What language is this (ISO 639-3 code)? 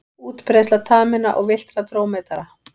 isl